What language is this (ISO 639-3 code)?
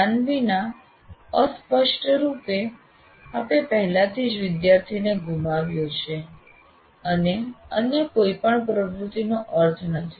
guj